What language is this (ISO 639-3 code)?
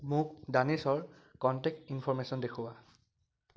asm